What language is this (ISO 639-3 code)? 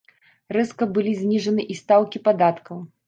bel